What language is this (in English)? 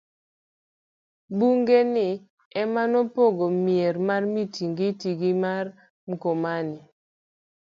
Luo (Kenya and Tanzania)